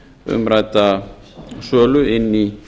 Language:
Icelandic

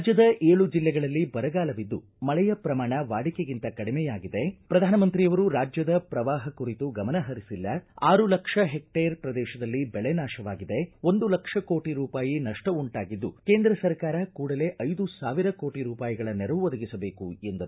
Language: Kannada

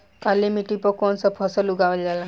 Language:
Bhojpuri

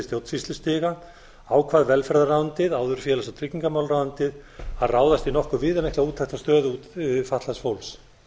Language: Icelandic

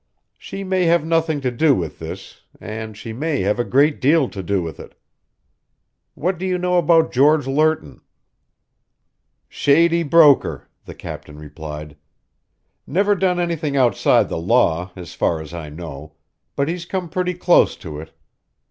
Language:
English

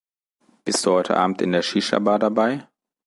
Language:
German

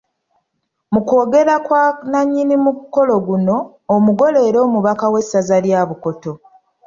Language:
Ganda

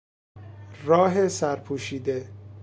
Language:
Persian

